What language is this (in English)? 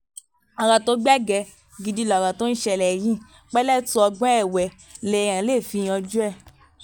Yoruba